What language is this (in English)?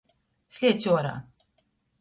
Latgalian